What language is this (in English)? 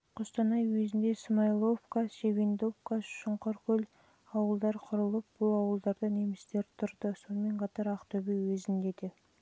Kazakh